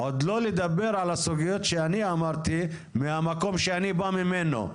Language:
Hebrew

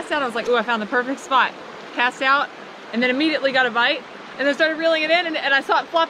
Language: English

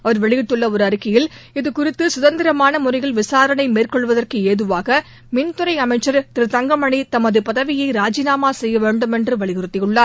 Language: Tamil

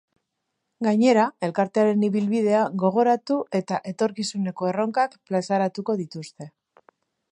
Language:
Basque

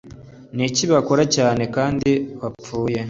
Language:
Kinyarwanda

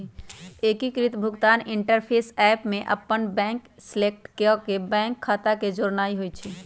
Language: Magahi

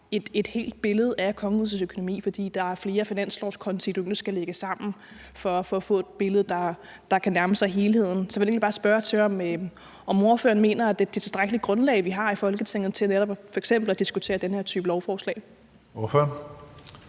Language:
Danish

